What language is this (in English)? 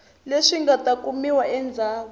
Tsonga